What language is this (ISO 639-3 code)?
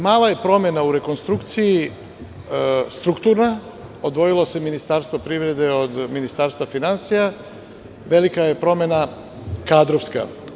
srp